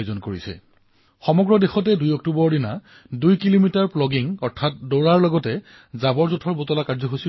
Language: Assamese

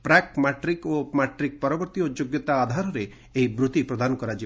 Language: Odia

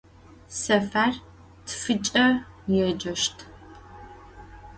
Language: Adyghe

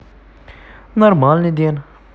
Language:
Russian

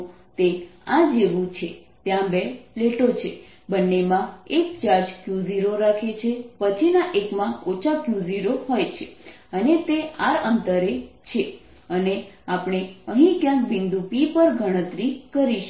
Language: Gujarati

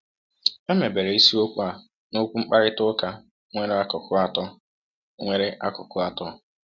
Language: Igbo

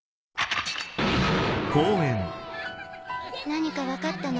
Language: Japanese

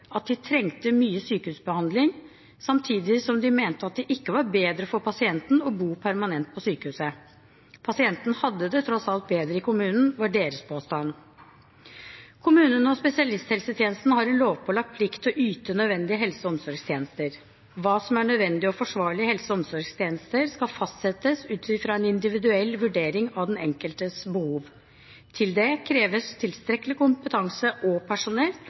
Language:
Norwegian Bokmål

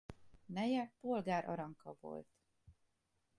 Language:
Hungarian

